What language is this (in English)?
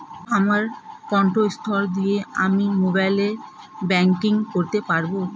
Bangla